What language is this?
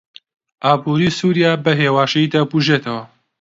Central Kurdish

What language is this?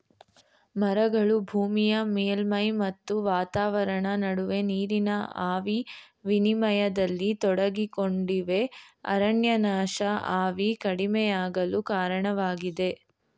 Kannada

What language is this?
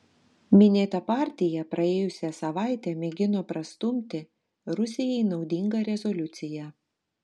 Lithuanian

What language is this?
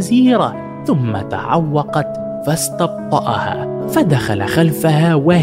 Arabic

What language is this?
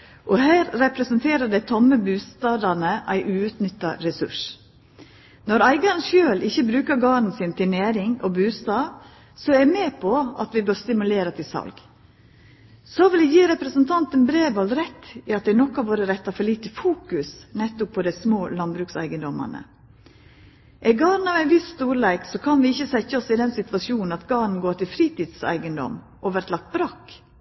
Norwegian Nynorsk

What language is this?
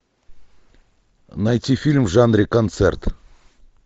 Russian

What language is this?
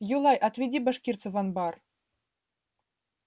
Russian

